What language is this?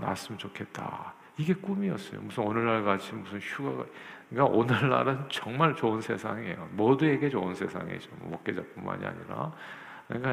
Korean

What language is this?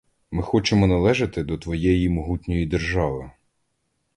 Ukrainian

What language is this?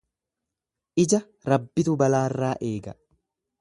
Oromo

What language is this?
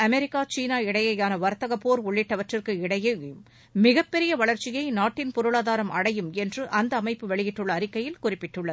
Tamil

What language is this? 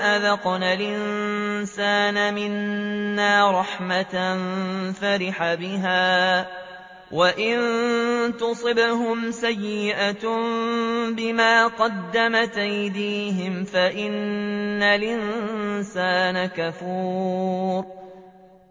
Arabic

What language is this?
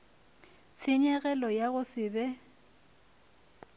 Northern Sotho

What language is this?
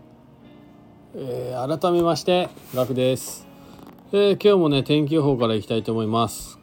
Japanese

